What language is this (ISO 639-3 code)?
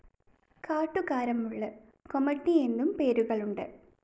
mal